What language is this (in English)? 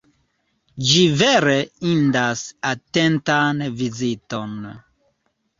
Esperanto